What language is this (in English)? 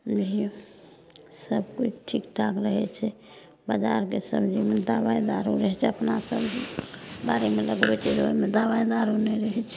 Maithili